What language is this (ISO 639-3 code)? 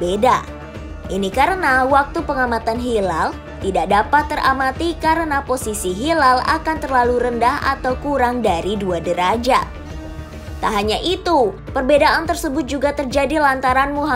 ind